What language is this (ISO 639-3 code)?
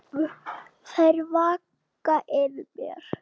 isl